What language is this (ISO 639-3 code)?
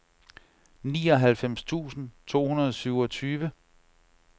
dan